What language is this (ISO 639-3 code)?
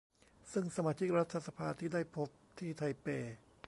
tha